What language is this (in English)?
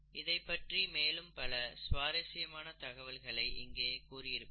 Tamil